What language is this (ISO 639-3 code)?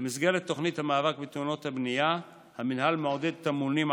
heb